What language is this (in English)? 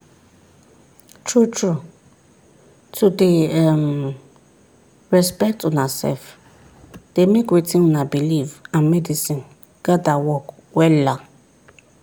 Nigerian Pidgin